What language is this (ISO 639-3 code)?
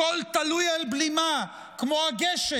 heb